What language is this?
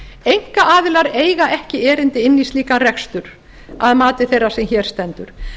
Icelandic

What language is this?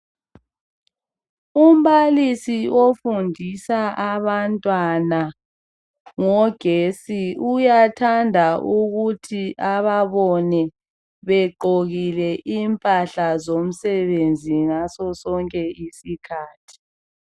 North Ndebele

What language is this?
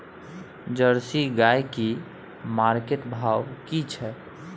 Maithili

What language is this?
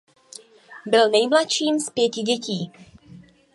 Czech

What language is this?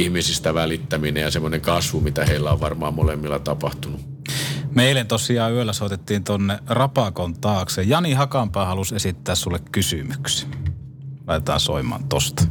Finnish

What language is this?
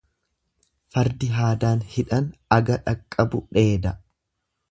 Oromo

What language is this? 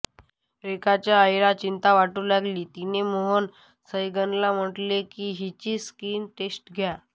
Marathi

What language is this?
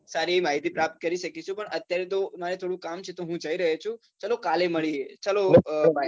Gujarati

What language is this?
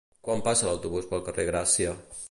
Catalan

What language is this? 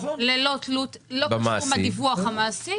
Hebrew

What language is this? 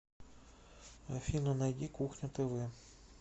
Russian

